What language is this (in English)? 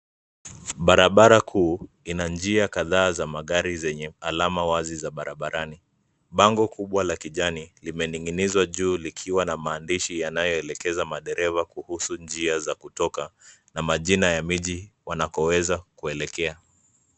Swahili